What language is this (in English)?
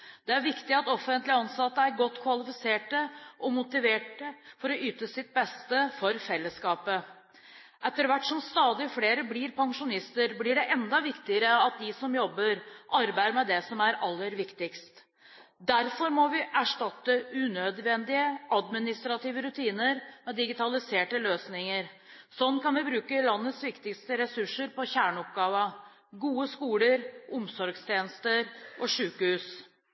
Norwegian Bokmål